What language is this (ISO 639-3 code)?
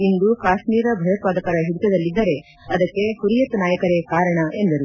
kan